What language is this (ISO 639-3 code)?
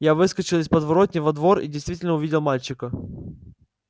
rus